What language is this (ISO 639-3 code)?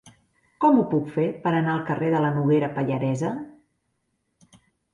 cat